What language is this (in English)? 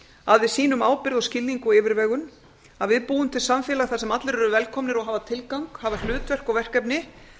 Icelandic